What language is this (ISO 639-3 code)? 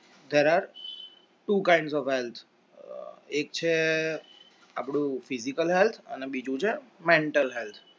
guj